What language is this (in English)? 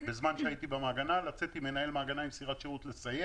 Hebrew